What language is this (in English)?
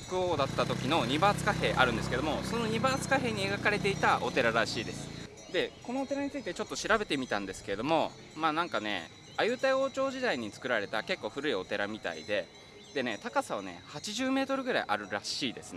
Japanese